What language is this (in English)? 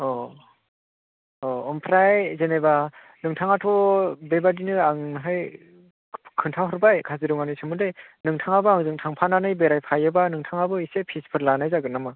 Bodo